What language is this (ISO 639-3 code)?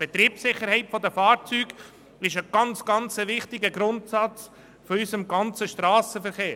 gsw